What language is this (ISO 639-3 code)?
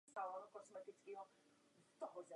ces